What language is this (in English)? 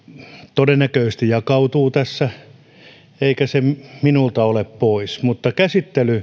Finnish